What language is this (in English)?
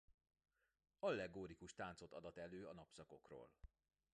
Hungarian